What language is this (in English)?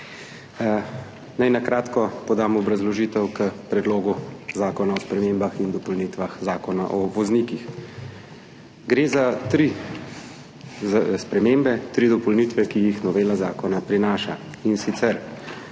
Slovenian